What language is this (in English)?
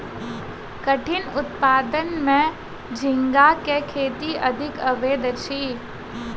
Maithili